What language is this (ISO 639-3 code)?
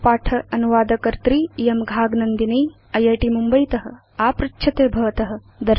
san